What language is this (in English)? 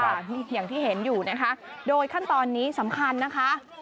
Thai